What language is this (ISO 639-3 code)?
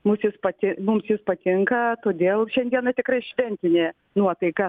lit